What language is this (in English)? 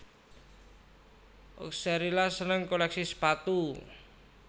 Javanese